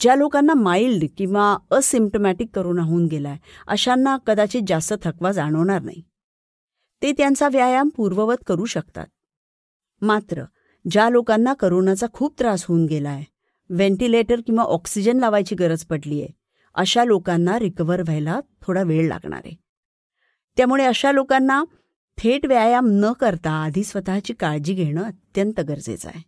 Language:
Marathi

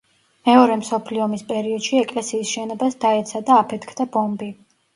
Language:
Georgian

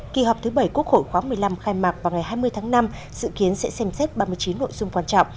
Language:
Vietnamese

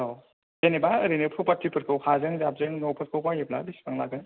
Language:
Bodo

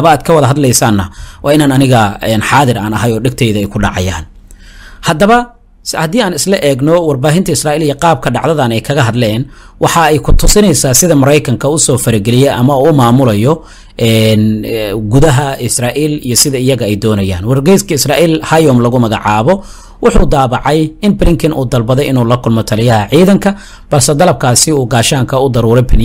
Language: Arabic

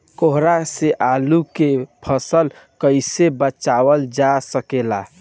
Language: Bhojpuri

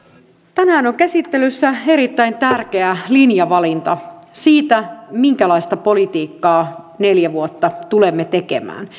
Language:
Finnish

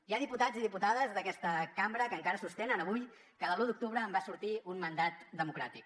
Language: Catalan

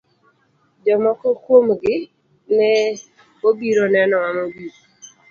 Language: Luo (Kenya and Tanzania)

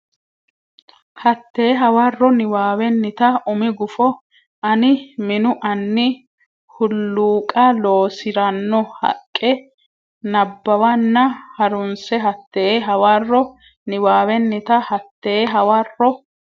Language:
Sidamo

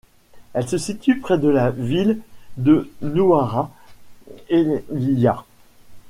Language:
French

